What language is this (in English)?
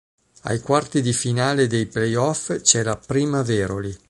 Italian